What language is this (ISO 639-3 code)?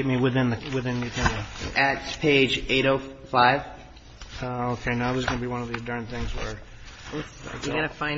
eng